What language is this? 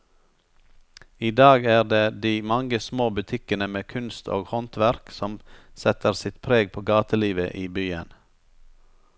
Norwegian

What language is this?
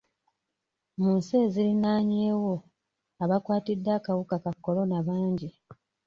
Ganda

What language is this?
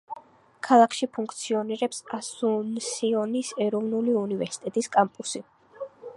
Georgian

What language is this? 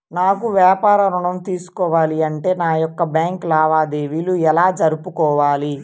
Telugu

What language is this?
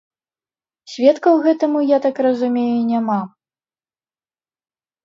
Belarusian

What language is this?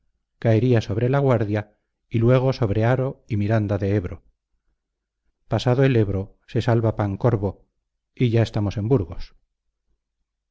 Spanish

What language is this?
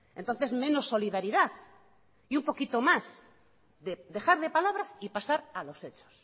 Spanish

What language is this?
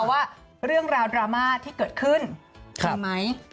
Thai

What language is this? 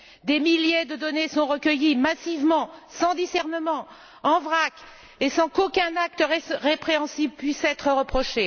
French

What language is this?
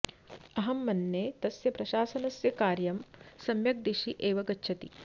Sanskrit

